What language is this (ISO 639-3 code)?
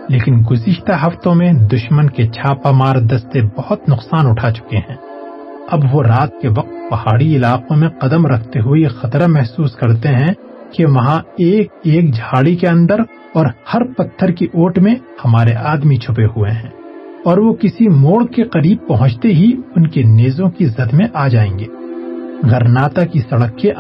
urd